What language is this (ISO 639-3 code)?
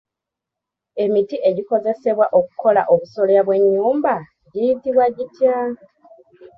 lug